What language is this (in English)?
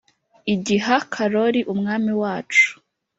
Kinyarwanda